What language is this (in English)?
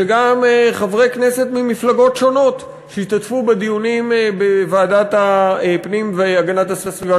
Hebrew